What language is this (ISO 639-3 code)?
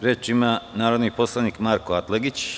srp